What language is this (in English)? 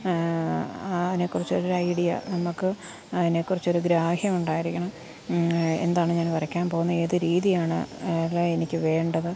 Malayalam